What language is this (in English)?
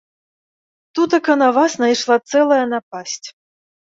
Belarusian